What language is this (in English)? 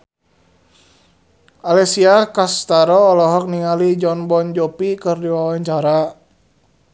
Sundanese